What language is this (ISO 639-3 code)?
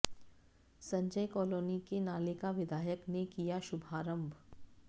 hin